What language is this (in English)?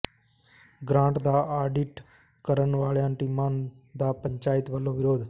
Punjabi